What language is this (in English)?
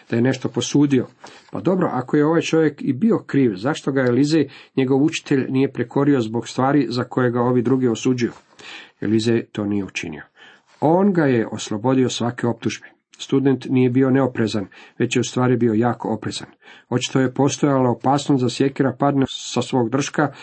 Croatian